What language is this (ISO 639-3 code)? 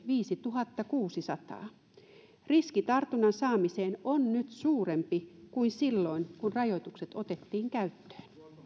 fin